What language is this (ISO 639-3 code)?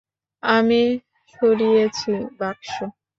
ben